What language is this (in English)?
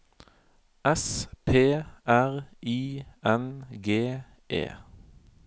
Norwegian